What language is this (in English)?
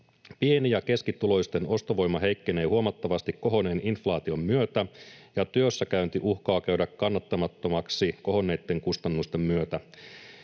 Finnish